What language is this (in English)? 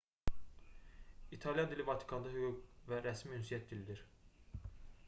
Azerbaijani